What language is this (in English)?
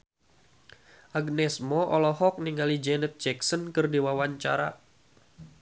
Sundanese